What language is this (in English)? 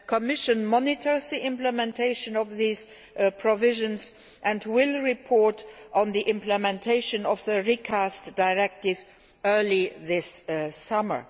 English